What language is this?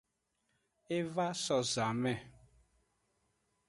Aja (Benin)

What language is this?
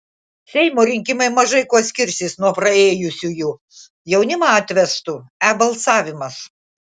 Lithuanian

